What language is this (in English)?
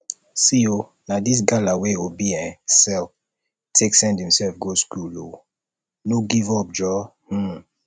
Nigerian Pidgin